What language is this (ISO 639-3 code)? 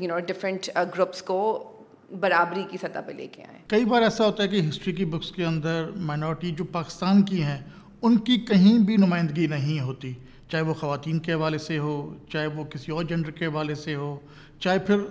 urd